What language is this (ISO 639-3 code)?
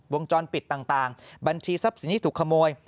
tha